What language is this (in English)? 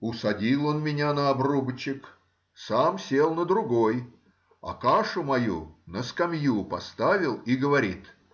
Russian